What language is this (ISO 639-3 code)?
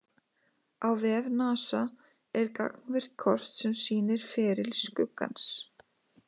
isl